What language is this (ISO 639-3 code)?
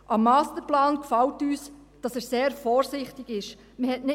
gsw